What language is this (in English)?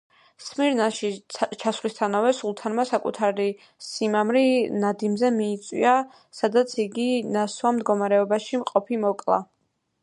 Georgian